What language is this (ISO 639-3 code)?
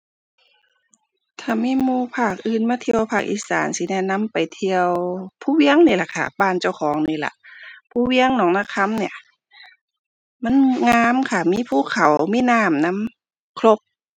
tha